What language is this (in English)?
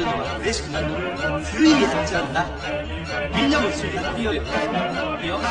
Turkish